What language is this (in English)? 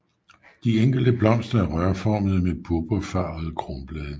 Danish